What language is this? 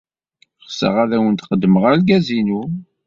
Kabyle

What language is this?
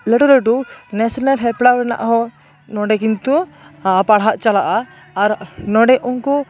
Santali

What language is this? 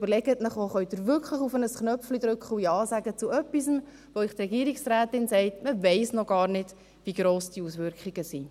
Swiss German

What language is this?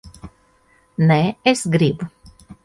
Latvian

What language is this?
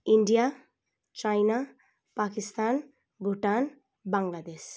Nepali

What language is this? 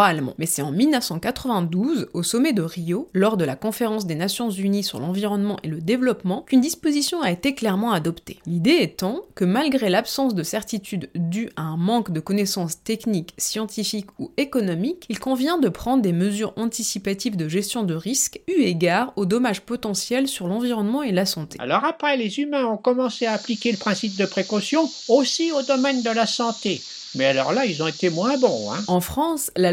French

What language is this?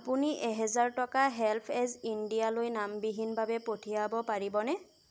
Assamese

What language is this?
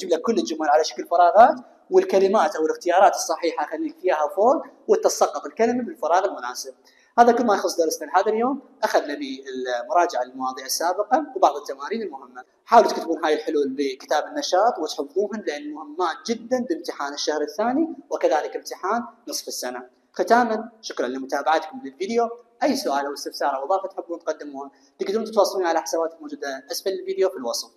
Arabic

